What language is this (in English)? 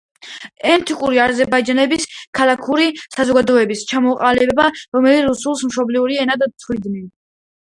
Georgian